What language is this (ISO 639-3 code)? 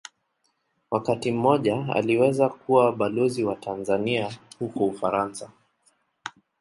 swa